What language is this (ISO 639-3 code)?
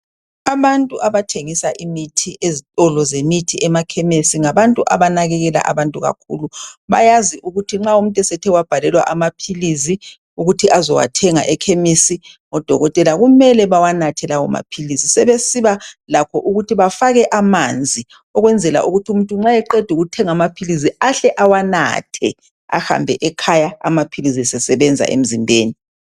nde